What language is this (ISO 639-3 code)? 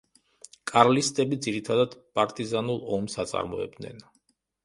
kat